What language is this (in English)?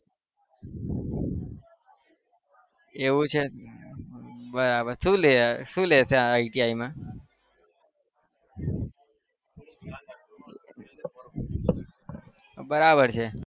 Gujarati